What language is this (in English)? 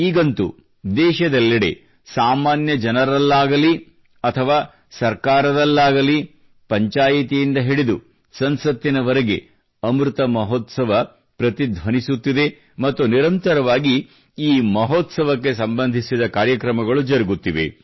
Kannada